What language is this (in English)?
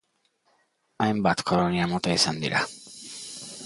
Basque